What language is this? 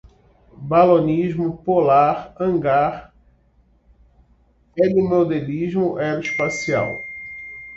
Portuguese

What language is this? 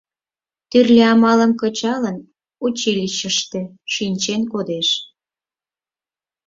Mari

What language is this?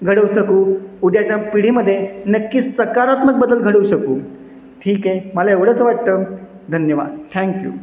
Marathi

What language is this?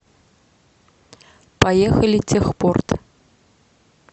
Russian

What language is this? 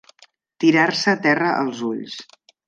Catalan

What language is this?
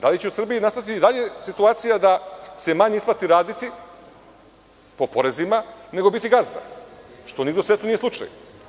Serbian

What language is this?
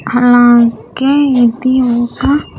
Telugu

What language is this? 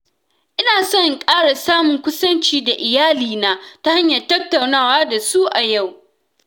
Hausa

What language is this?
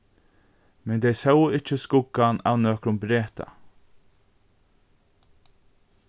Faroese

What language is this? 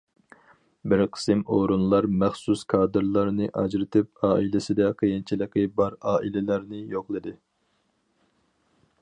Uyghur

